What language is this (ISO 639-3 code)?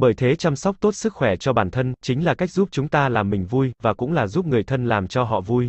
vie